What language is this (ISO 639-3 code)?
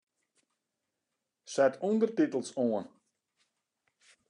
fry